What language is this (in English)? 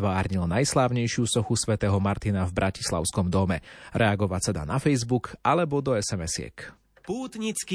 Slovak